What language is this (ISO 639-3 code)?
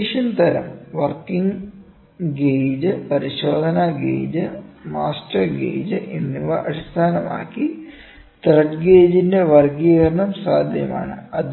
mal